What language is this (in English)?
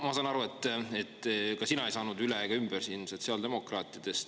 Estonian